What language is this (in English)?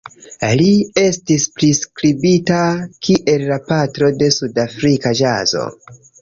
Esperanto